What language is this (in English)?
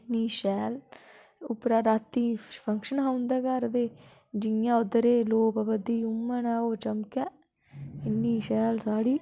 Dogri